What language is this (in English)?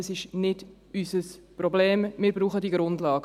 Swiss German